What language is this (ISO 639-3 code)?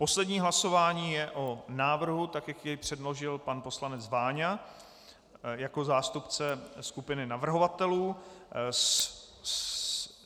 ces